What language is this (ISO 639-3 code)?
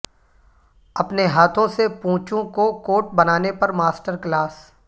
urd